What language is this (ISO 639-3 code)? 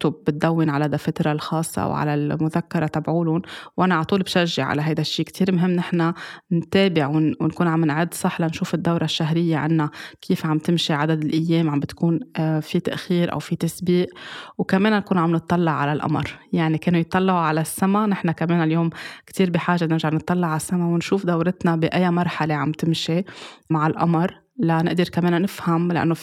ara